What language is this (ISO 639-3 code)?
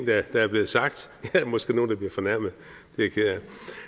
dan